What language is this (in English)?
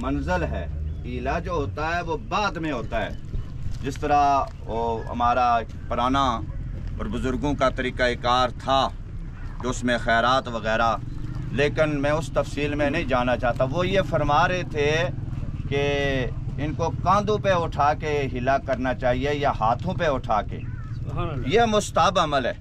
Arabic